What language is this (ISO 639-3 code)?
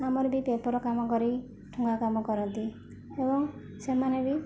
ori